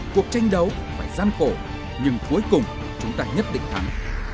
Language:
Vietnamese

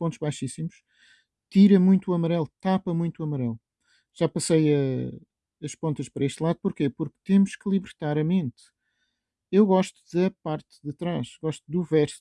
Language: Portuguese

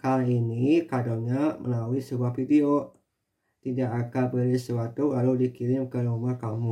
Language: Indonesian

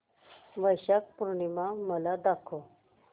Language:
Marathi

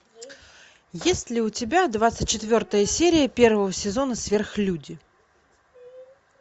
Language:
Russian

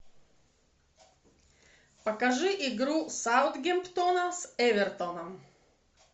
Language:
Russian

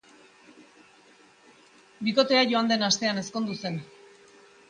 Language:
Basque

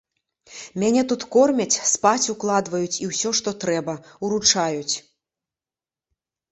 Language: Belarusian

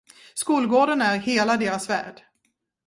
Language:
Swedish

